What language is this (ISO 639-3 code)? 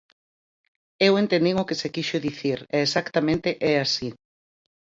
glg